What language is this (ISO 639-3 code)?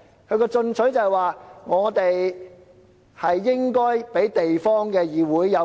yue